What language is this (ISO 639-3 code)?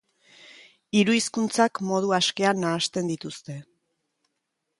eus